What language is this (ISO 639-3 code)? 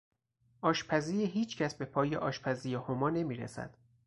fas